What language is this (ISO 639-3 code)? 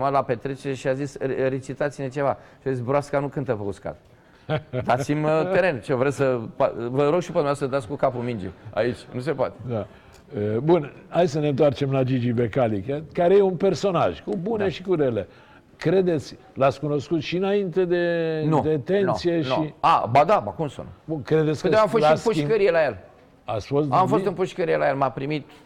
ron